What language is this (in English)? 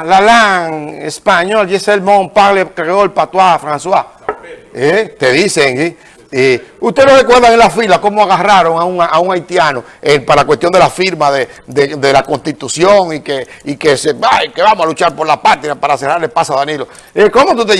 Spanish